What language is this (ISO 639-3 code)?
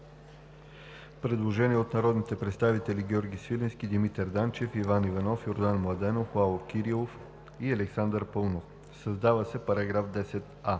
bul